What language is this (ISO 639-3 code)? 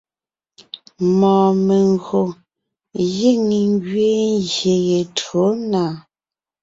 nnh